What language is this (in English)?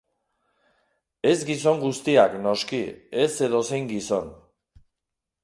Basque